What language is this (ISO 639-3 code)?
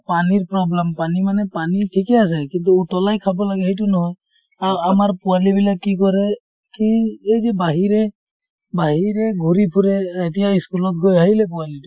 asm